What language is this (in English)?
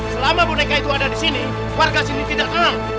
Indonesian